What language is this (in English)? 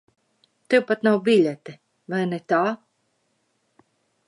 Latvian